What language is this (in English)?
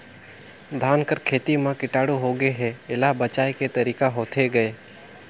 Chhattisgarhi